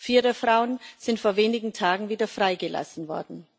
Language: German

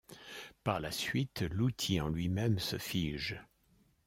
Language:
French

